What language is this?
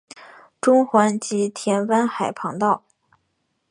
Chinese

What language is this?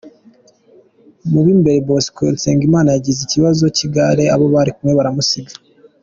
Kinyarwanda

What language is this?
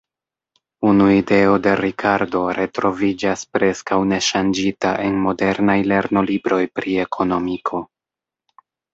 Esperanto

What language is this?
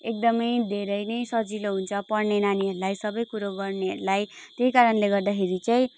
Nepali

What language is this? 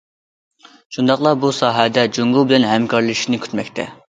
Uyghur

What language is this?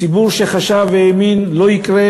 Hebrew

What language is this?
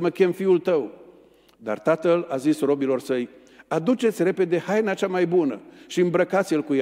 Romanian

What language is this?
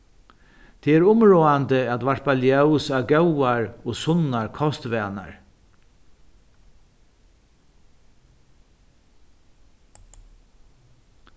Faroese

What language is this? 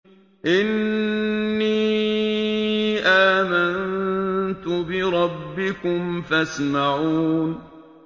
Arabic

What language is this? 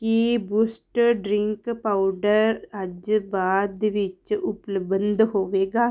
Punjabi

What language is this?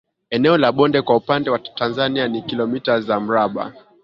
Swahili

